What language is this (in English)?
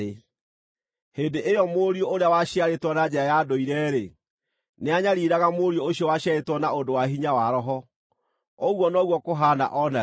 Kikuyu